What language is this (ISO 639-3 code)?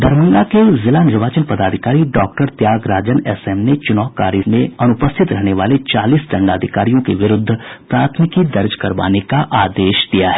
hin